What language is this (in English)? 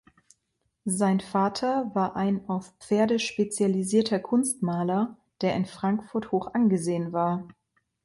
German